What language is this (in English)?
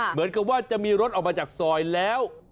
Thai